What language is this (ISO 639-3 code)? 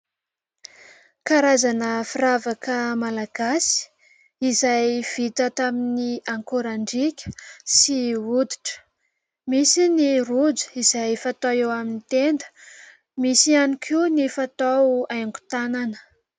mlg